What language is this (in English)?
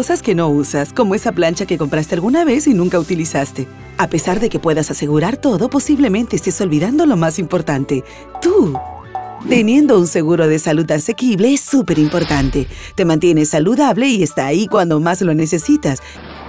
Spanish